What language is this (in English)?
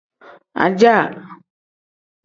Tem